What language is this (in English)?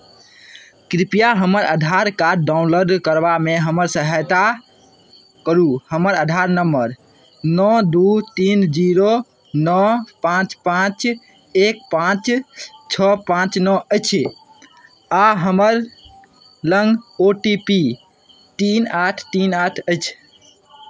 Maithili